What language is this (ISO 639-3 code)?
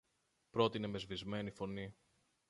ell